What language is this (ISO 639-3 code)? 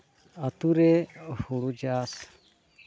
sat